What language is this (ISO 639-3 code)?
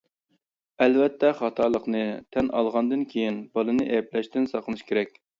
uig